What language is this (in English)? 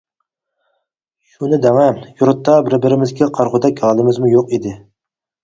Uyghur